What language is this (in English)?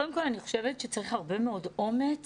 Hebrew